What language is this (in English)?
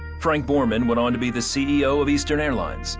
English